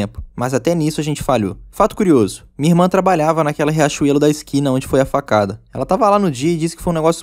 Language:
Portuguese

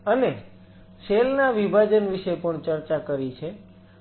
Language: Gujarati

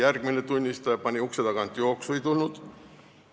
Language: Estonian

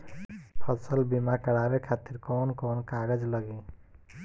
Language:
Bhojpuri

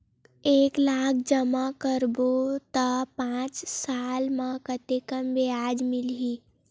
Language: Chhattisgarhi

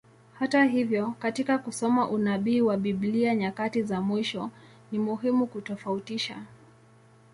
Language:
Swahili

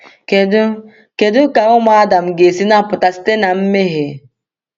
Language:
Igbo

